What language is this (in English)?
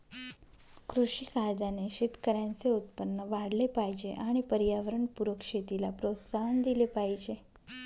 Marathi